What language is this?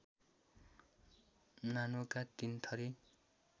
Nepali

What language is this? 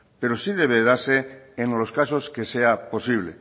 Spanish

